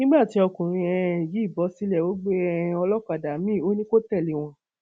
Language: Yoruba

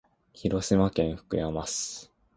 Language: Japanese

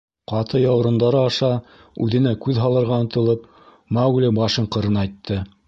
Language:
Bashkir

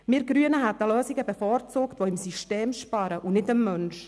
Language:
Swiss German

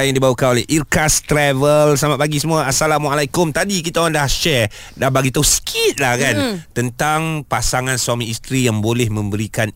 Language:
Malay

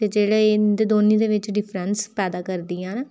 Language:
Dogri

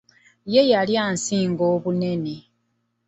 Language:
Ganda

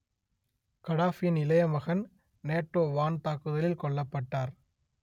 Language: Tamil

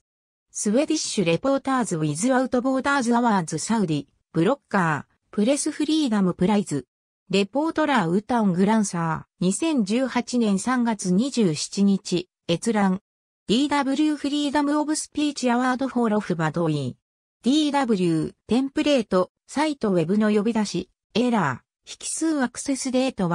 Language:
Japanese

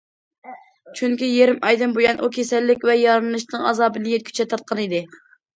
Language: Uyghur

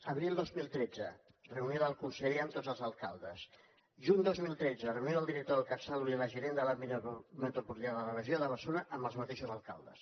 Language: Catalan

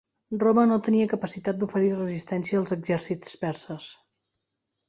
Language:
Catalan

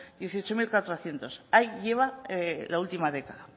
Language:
Spanish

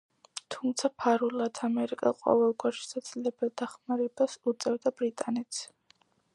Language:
Georgian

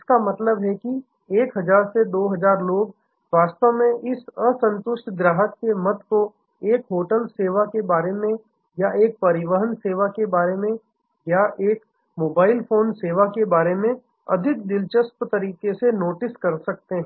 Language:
Hindi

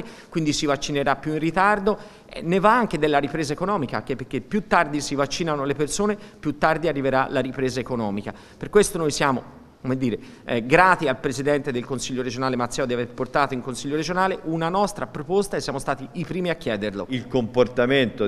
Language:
Italian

